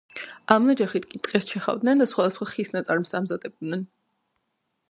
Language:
Georgian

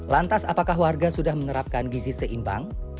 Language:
Indonesian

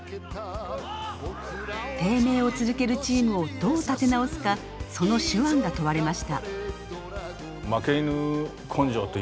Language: Japanese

